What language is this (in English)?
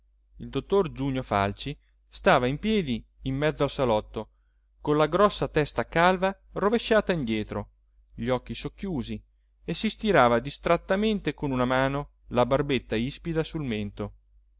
Italian